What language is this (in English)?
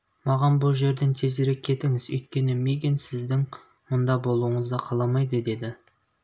Kazakh